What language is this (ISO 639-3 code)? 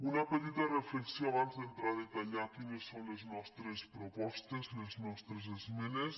cat